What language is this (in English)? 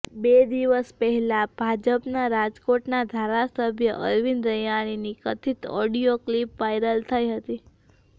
Gujarati